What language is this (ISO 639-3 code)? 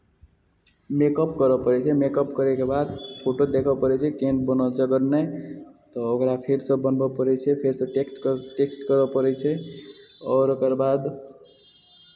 mai